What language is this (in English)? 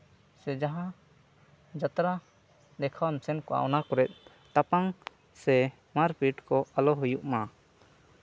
Santali